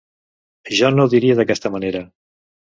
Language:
Catalan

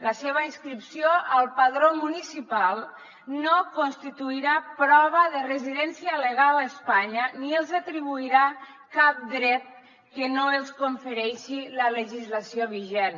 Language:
Catalan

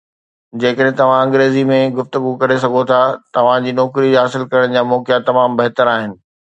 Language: Sindhi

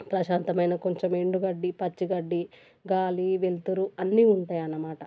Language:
Telugu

